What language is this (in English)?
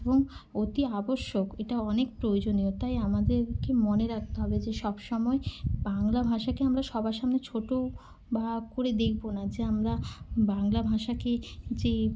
Bangla